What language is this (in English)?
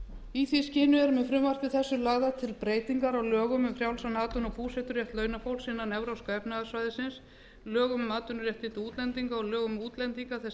Icelandic